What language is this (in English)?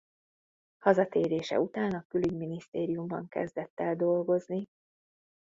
Hungarian